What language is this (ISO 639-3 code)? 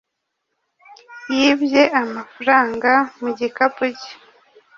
kin